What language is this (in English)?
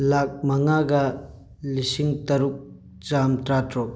Manipuri